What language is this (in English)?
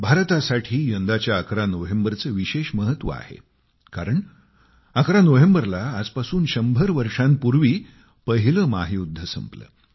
Marathi